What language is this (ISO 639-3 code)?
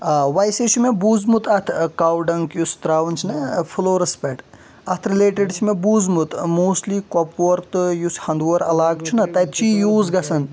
kas